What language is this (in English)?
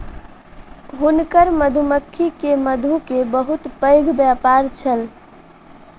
Maithili